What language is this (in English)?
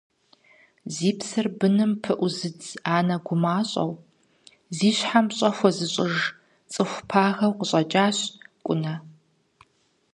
Kabardian